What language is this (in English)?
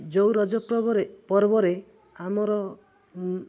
Odia